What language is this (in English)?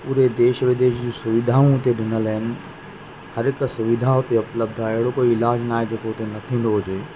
Sindhi